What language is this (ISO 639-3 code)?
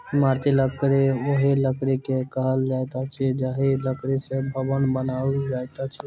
mai